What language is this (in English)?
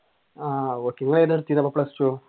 Malayalam